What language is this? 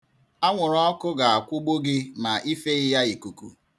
Igbo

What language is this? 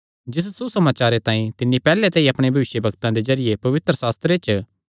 Kangri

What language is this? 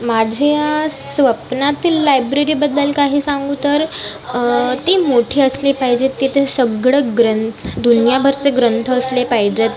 Marathi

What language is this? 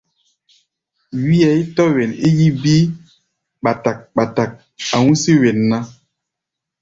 Gbaya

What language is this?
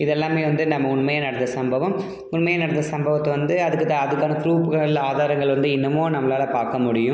Tamil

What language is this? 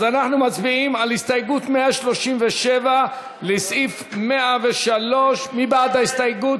Hebrew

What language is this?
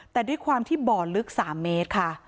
Thai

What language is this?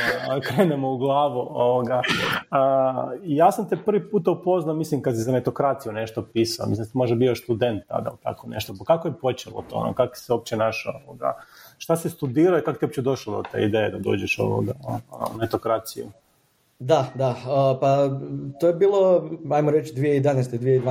Croatian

